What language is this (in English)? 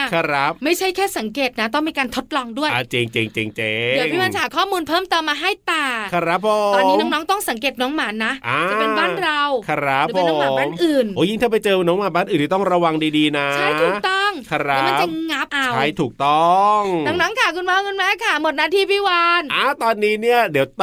Thai